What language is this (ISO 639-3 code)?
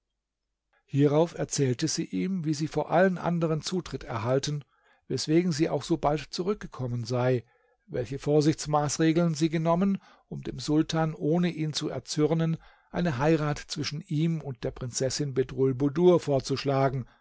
deu